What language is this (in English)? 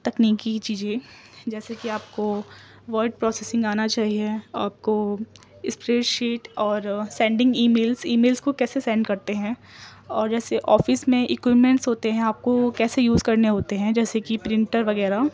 Urdu